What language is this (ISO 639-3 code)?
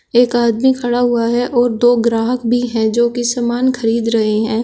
hin